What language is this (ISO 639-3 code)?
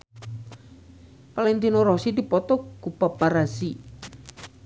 sun